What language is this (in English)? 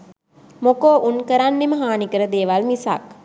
Sinhala